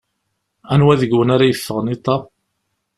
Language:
Kabyle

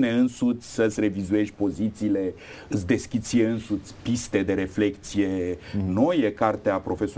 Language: Romanian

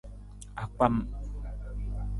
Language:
Nawdm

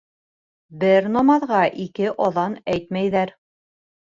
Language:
Bashkir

